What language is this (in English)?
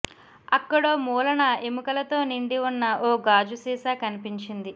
Telugu